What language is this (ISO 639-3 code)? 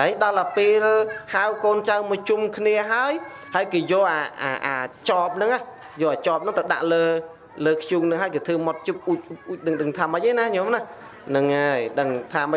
vie